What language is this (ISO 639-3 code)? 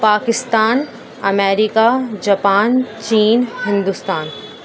urd